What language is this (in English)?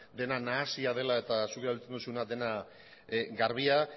Basque